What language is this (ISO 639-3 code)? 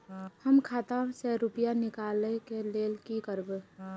mai